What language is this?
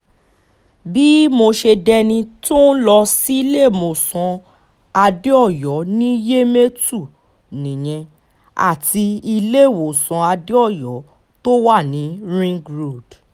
Yoruba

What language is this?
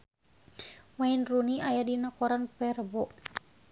Sundanese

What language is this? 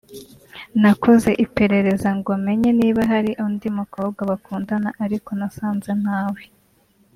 Kinyarwanda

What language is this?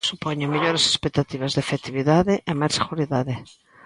Galician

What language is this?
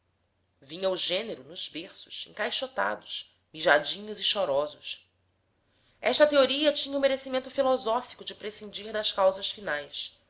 Portuguese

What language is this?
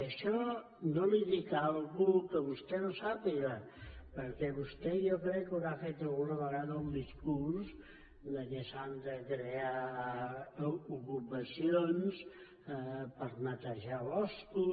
Catalan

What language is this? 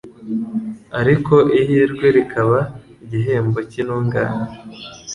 Kinyarwanda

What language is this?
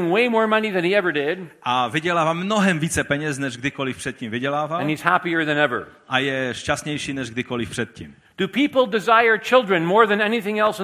Czech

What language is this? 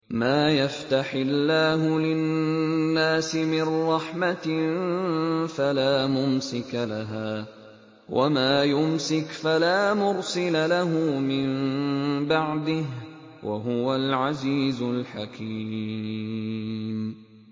Arabic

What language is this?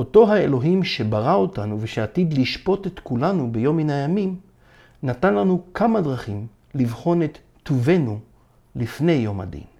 Hebrew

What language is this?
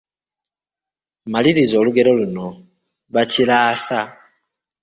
Ganda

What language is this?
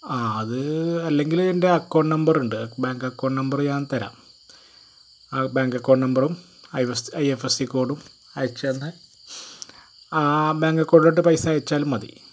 Malayalam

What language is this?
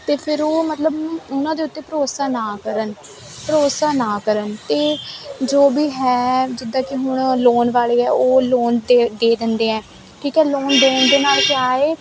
Punjabi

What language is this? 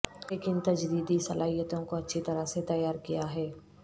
Urdu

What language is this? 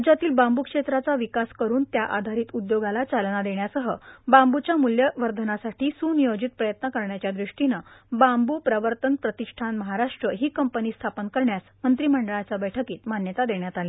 Marathi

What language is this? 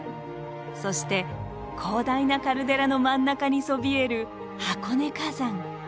Japanese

